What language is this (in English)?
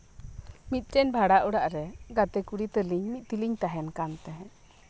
Santali